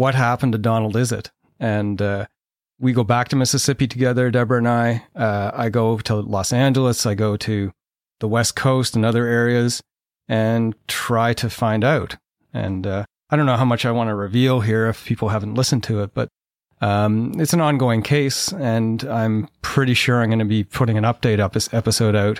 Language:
English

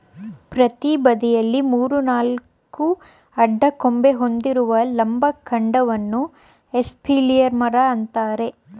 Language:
Kannada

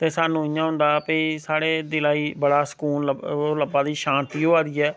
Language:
Dogri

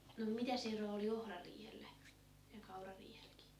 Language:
Finnish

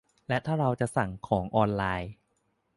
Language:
Thai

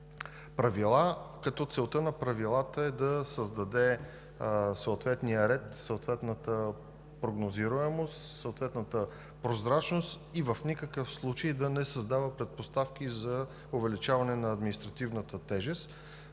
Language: Bulgarian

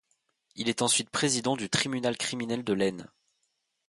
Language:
French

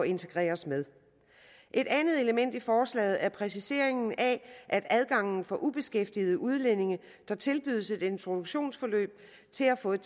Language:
Danish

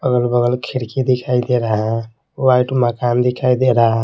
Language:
Hindi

